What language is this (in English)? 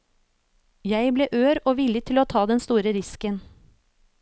Norwegian